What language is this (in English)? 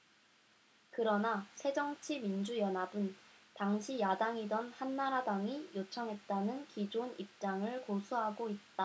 Korean